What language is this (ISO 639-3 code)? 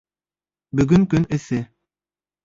bak